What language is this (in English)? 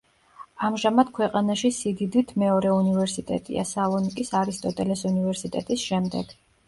Georgian